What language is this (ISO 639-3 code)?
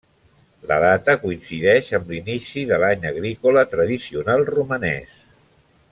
cat